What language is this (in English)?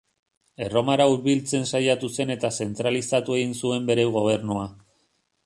Basque